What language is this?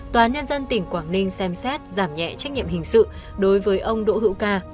Vietnamese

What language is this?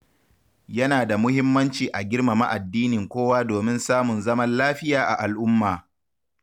Hausa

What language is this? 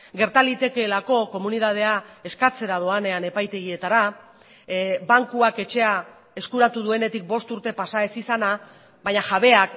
Basque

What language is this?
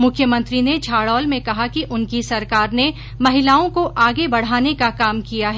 Hindi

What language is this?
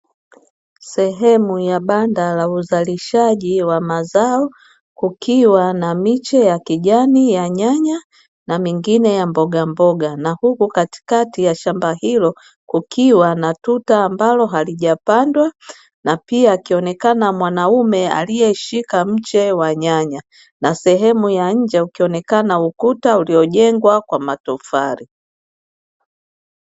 Swahili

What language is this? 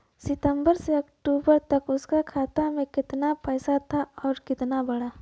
Bhojpuri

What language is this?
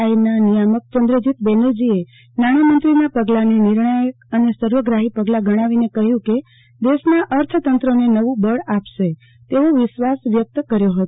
Gujarati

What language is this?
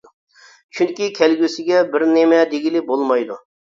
Uyghur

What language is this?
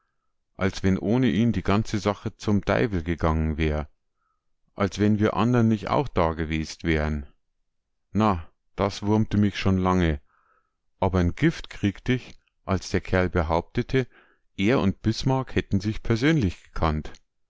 German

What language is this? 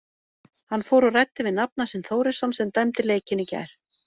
Icelandic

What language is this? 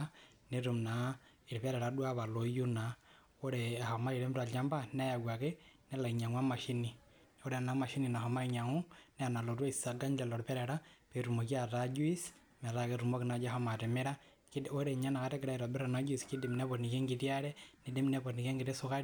Masai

